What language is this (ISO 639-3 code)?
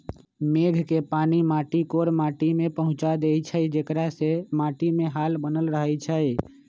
mag